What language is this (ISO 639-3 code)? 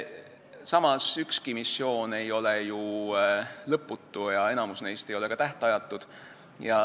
est